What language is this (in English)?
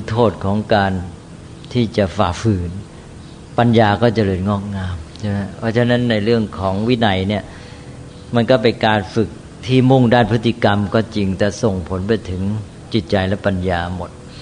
Thai